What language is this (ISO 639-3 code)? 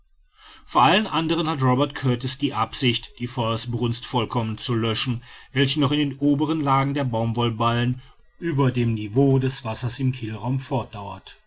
deu